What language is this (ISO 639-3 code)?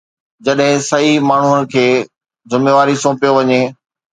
snd